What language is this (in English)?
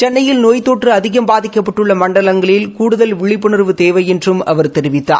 Tamil